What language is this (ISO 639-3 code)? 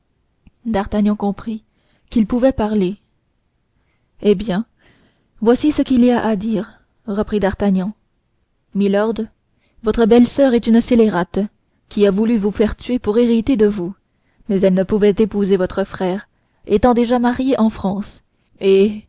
fra